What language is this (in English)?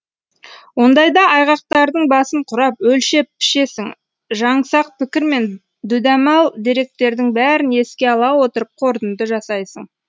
Kazakh